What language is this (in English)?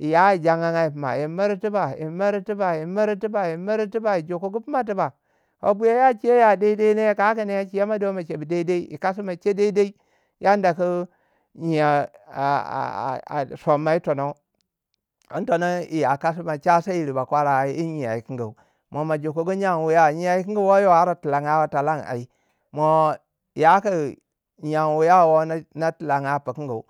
Waja